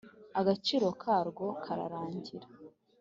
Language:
Kinyarwanda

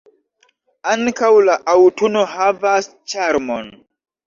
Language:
Esperanto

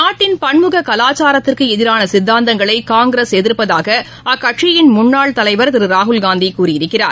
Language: Tamil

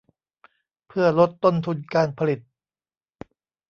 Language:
Thai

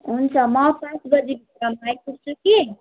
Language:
Nepali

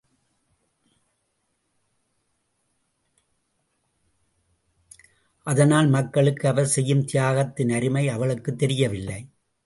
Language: Tamil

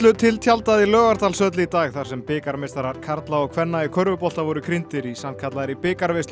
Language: Icelandic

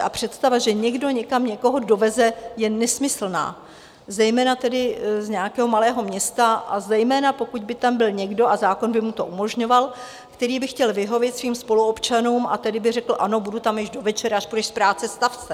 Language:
Czech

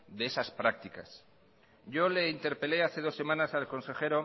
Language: Spanish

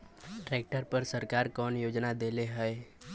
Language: Bhojpuri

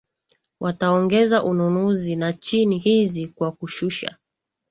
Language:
Swahili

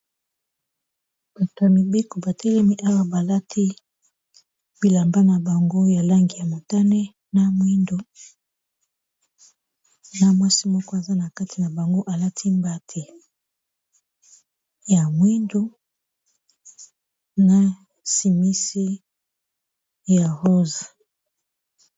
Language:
Lingala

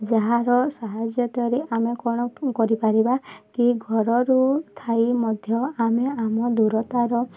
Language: Odia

